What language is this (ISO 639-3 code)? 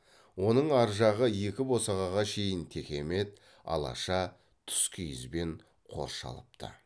kaz